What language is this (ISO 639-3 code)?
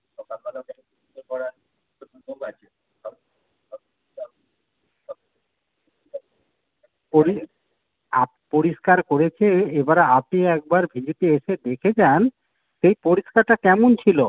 ben